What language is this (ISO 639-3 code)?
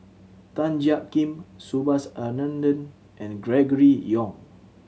eng